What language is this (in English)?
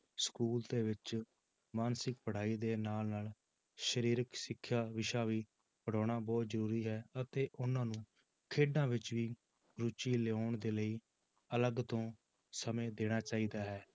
Punjabi